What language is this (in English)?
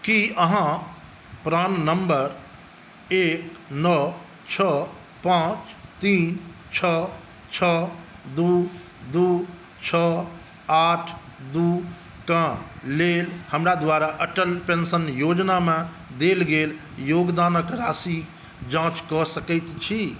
Maithili